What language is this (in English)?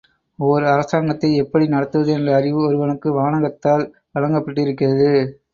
Tamil